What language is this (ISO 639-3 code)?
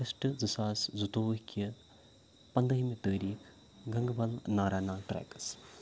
kas